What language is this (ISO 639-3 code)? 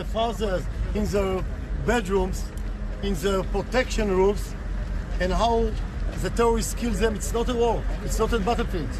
ell